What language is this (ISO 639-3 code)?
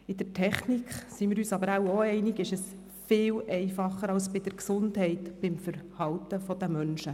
gsw